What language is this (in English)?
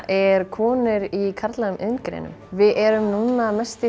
Icelandic